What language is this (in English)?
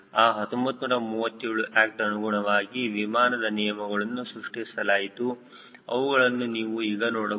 Kannada